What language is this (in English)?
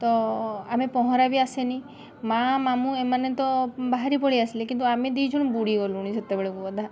Odia